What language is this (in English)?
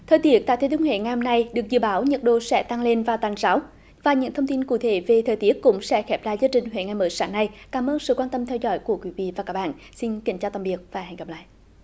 Vietnamese